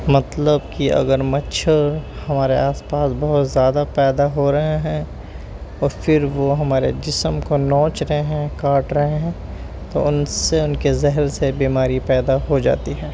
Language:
Urdu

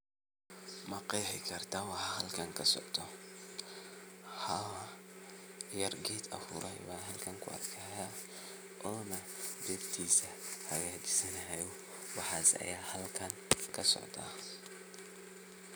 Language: Somali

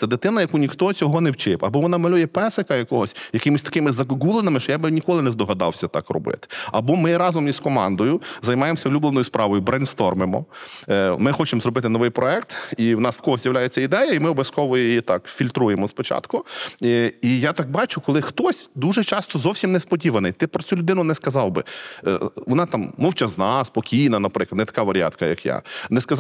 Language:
Ukrainian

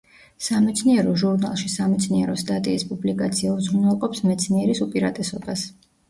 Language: Georgian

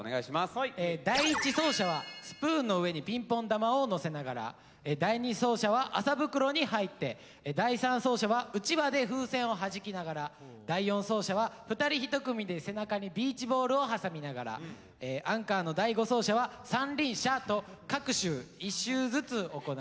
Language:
Japanese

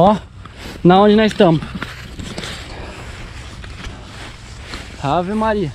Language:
Portuguese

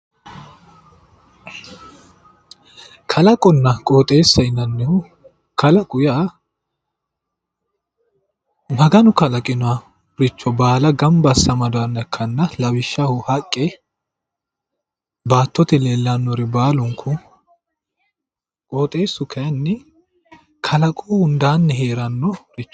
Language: Sidamo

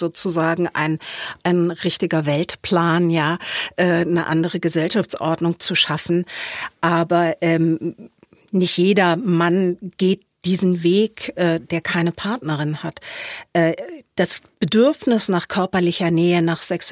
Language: German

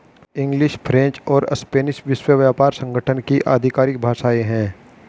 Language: Hindi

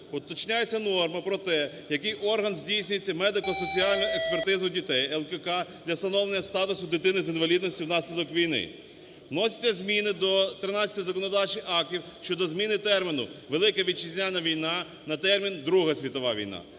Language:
Ukrainian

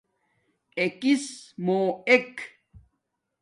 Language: Domaaki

